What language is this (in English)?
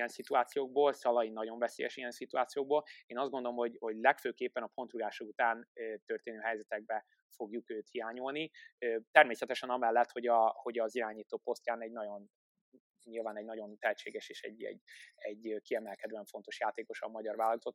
Hungarian